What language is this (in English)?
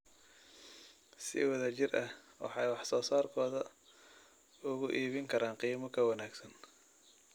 Somali